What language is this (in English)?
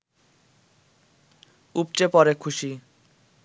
Bangla